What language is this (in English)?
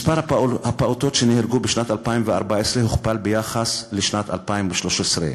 Hebrew